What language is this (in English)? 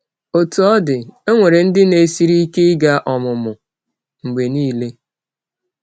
Igbo